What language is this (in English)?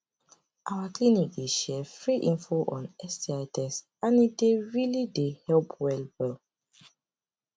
Nigerian Pidgin